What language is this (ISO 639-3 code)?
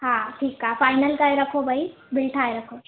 snd